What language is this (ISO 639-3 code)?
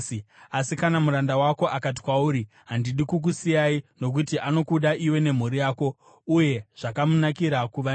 sna